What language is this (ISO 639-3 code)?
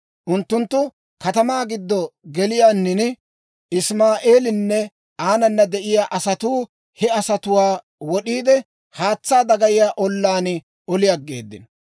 dwr